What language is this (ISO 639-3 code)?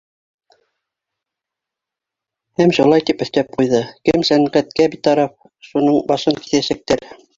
bak